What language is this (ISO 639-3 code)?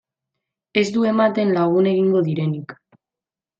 eus